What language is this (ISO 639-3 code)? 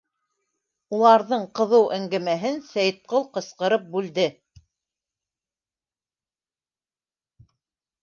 bak